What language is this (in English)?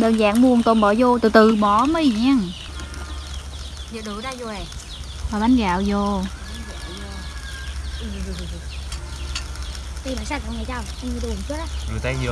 Vietnamese